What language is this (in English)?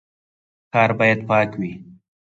Pashto